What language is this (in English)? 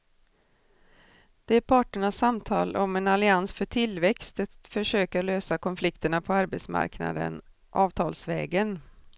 Swedish